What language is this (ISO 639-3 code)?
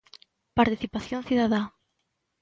glg